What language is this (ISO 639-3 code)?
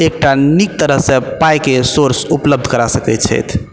mai